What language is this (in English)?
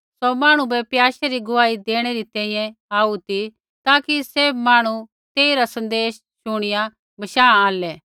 Kullu Pahari